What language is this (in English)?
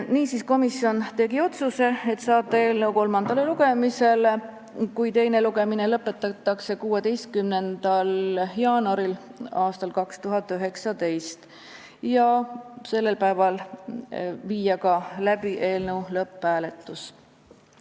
Estonian